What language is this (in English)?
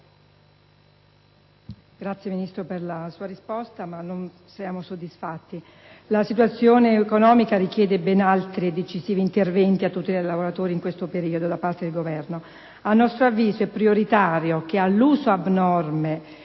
Italian